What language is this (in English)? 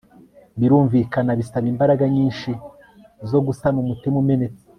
Kinyarwanda